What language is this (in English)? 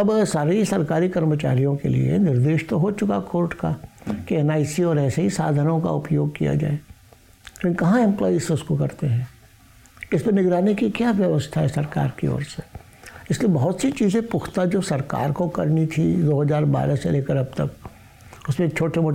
Hindi